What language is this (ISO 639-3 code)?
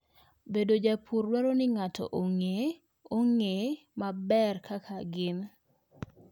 luo